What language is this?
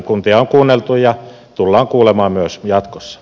Finnish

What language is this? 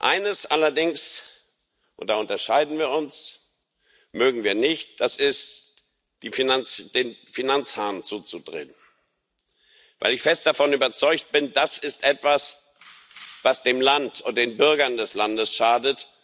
German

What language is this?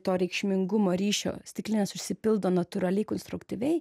Lithuanian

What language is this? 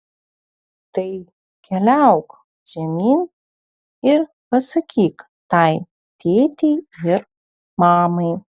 Lithuanian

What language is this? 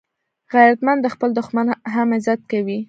Pashto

